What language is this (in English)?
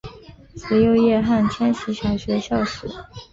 Chinese